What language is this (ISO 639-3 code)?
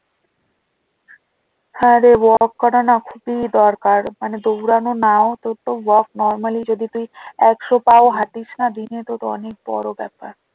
ben